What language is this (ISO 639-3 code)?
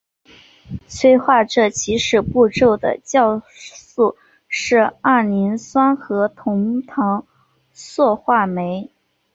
zho